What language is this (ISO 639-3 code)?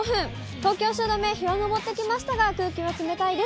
jpn